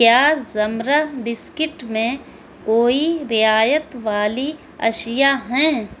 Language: Urdu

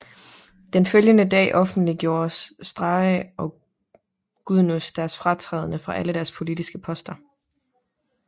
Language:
Danish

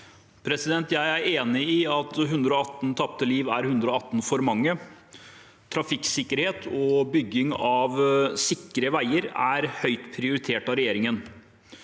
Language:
Norwegian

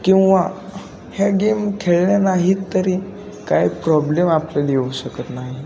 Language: Marathi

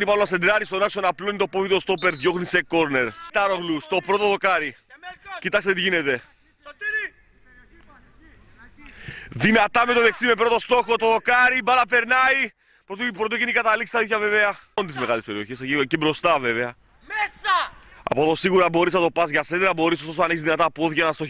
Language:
Greek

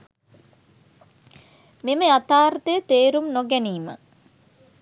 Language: Sinhala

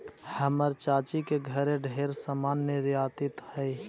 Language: Magahi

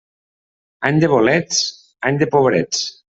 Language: Catalan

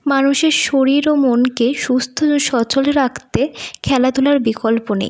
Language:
Bangla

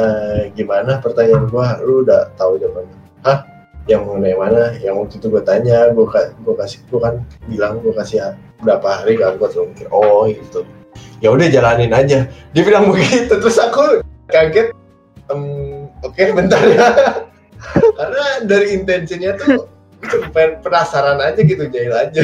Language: Indonesian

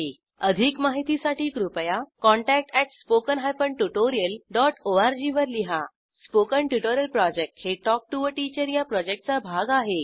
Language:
Marathi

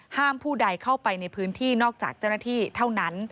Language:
Thai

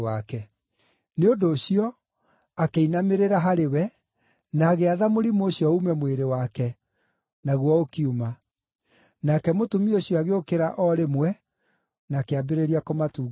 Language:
Kikuyu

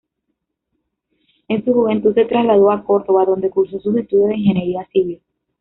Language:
Spanish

